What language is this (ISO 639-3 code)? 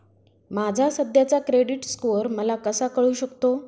mar